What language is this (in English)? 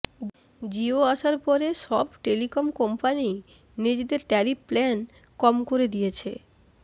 Bangla